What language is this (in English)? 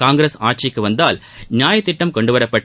Tamil